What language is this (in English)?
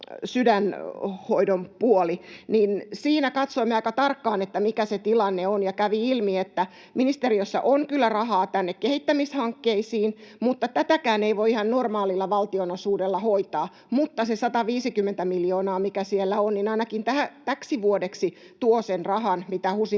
Finnish